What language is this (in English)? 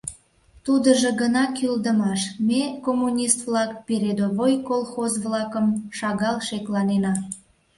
Mari